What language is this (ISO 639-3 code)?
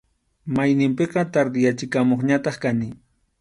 qxu